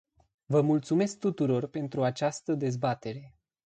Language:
Romanian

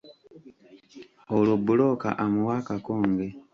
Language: Ganda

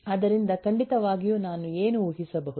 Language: Kannada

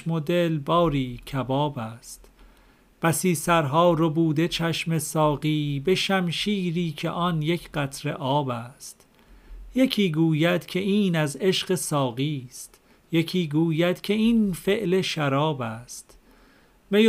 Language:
Persian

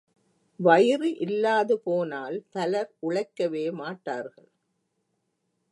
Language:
Tamil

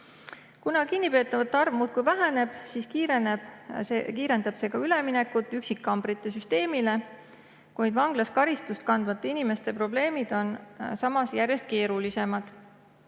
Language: Estonian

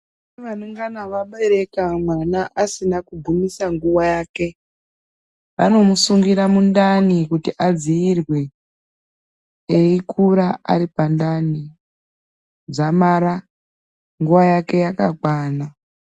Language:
Ndau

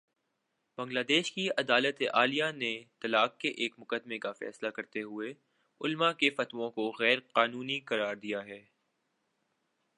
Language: Urdu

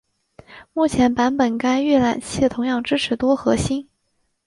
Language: Chinese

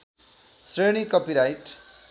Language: Nepali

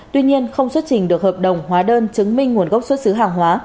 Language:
Vietnamese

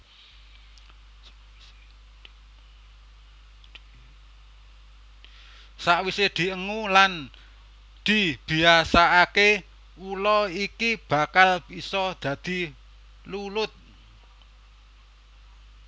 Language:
Javanese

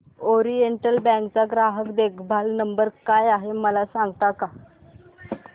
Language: Marathi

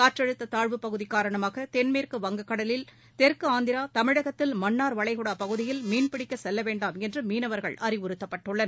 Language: Tamil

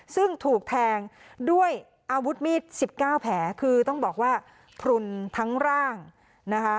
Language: Thai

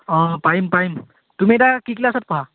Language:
Assamese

